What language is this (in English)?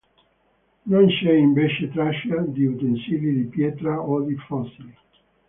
Italian